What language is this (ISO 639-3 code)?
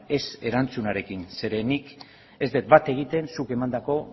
eus